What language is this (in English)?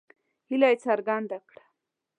Pashto